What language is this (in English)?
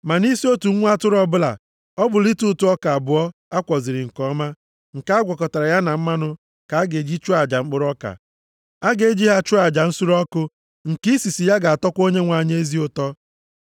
Igbo